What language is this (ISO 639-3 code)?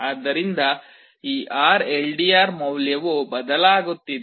kan